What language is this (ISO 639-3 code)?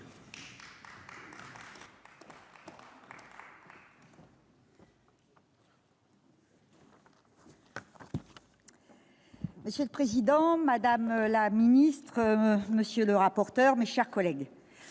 fra